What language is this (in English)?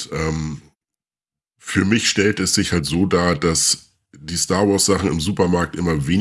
German